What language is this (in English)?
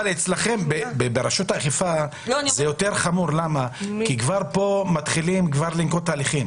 Hebrew